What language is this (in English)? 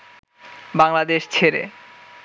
Bangla